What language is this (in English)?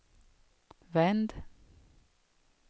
Swedish